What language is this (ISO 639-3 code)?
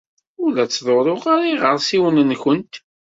kab